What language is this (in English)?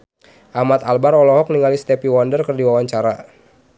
Sundanese